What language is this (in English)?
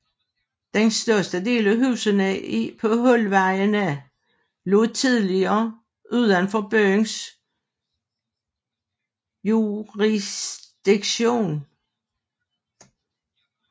Danish